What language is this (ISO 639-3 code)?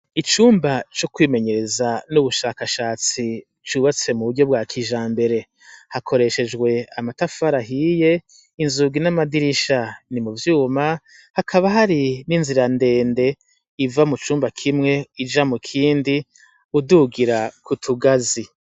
run